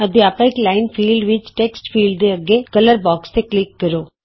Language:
Punjabi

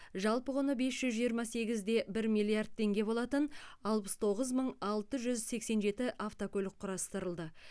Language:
Kazakh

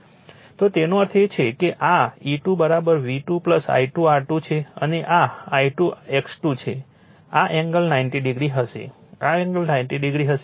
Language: Gujarati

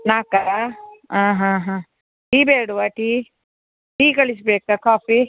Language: Kannada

